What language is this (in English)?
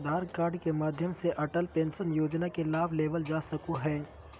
Magahi